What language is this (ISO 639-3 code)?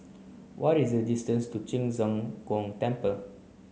eng